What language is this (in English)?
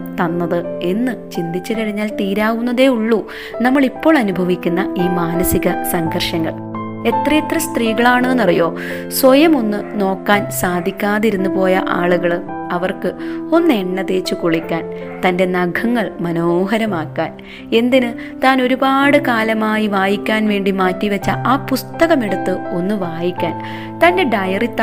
Malayalam